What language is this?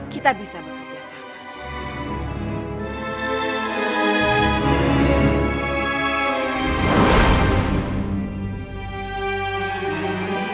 Indonesian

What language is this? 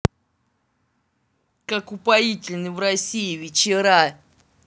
Russian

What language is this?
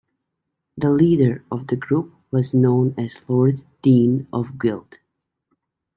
English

